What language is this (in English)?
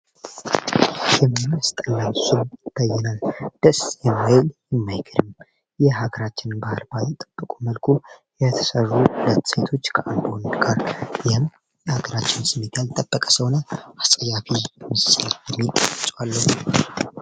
Amharic